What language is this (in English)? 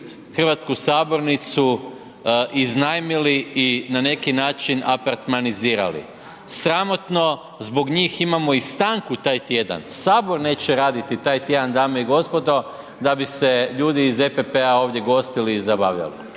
Croatian